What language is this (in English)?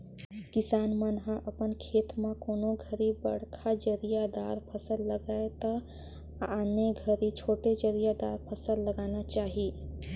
Chhattisgarhi